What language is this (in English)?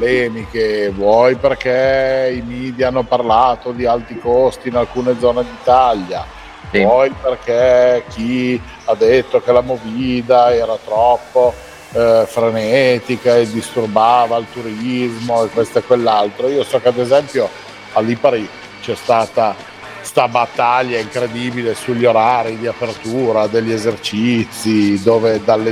Italian